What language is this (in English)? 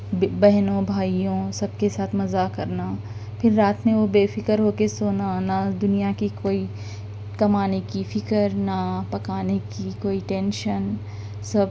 Urdu